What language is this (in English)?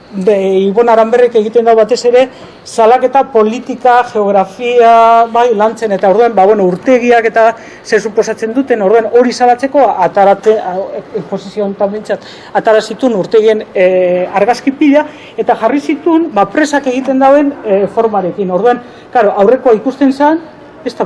Spanish